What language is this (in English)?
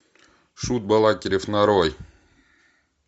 Russian